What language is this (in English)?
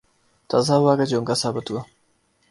Urdu